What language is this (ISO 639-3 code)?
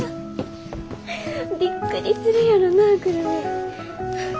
jpn